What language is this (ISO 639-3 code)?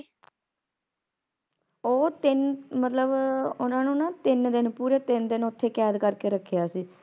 pan